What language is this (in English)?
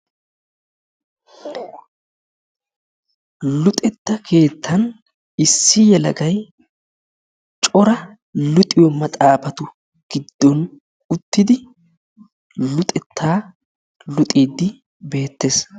Wolaytta